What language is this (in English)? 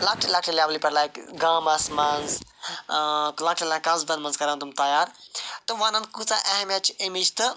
Kashmiri